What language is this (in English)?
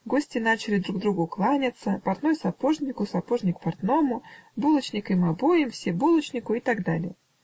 Russian